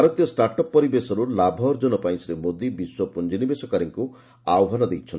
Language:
Odia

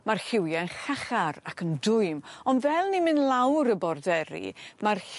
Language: Welsh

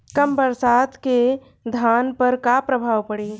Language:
Bhojpuri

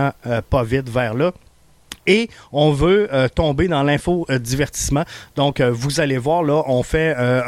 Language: French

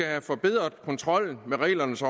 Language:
Danish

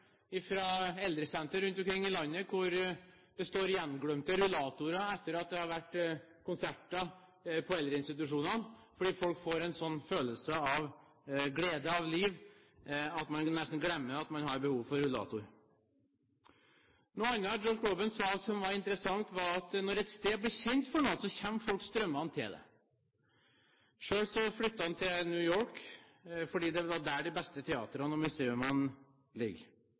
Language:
Norwegian Bokmål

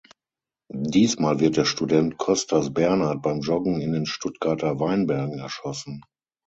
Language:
German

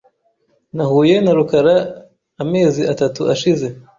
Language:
Kinyarwanda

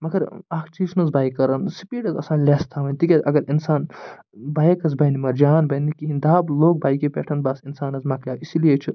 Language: Kashmiri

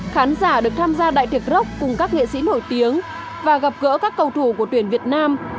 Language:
Vietnamese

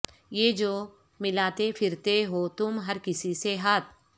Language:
Urdu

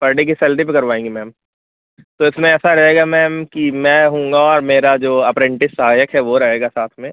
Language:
Hindi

